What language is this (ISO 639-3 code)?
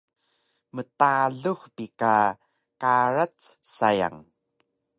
trv